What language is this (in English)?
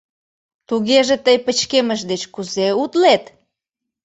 Mari